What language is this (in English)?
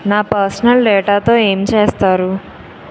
Telugu